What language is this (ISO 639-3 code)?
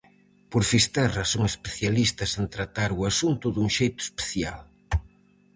glg